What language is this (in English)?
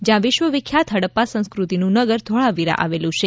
Gujarati